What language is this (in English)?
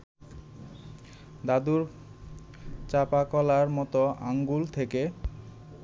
Bangla